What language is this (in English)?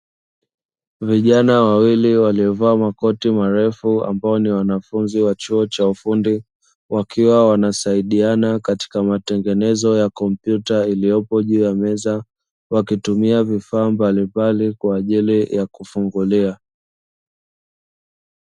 Swahili